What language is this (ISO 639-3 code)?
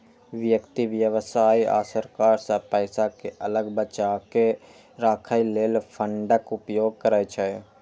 mai